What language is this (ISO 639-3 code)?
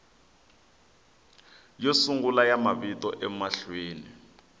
tso